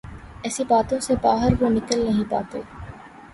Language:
Urdu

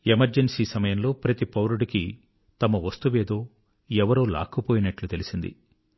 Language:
Telugu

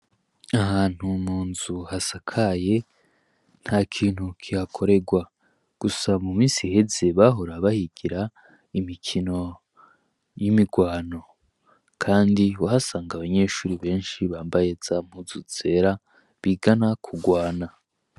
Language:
Rundi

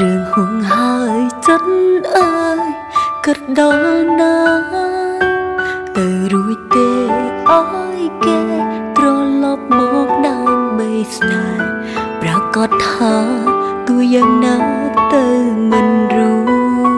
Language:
Thai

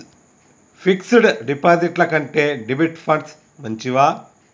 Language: Telugu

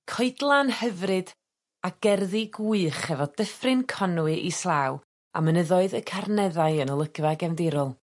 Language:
Welsh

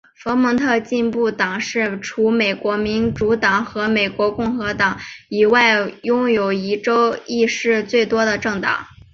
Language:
Chinese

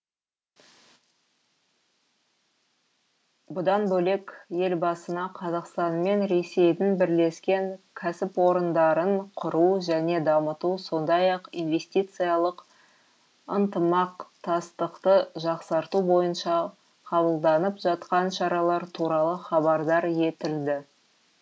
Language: Kazakh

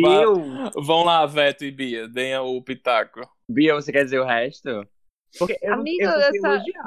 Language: Portuguese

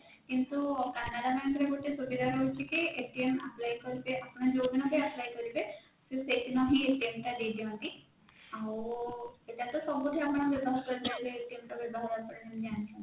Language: Odia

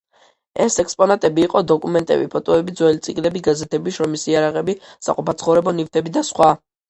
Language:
Georgian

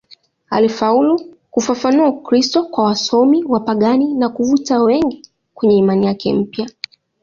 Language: Swahili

